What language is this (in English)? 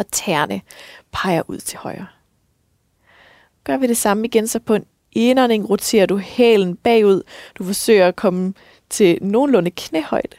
Danish